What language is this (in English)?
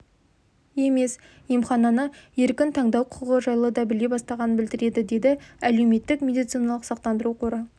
Kazakh